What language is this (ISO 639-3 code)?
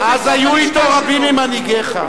heb